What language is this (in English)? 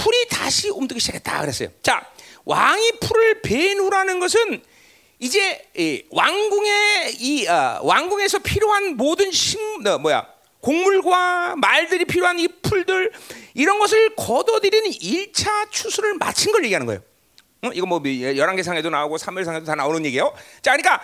Korean